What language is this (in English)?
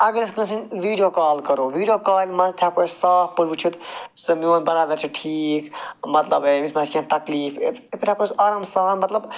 Kashmiri